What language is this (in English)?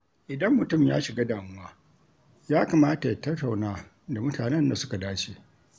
Hausa